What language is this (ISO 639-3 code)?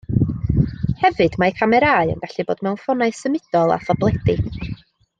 cym